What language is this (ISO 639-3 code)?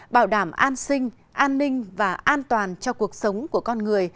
vie